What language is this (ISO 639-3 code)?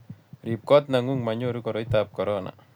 kln